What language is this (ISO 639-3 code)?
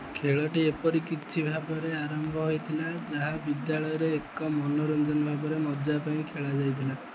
ori